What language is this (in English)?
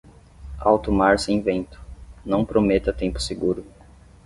Portuguese